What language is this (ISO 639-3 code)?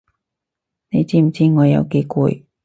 yue